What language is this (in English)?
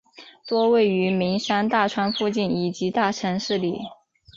Chinese